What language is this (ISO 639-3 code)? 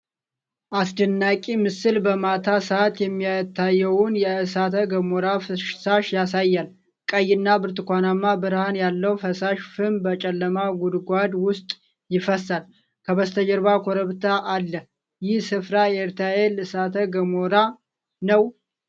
amh